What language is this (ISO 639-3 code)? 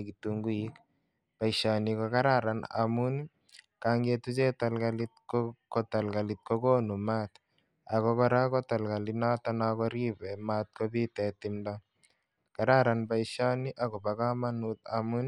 kln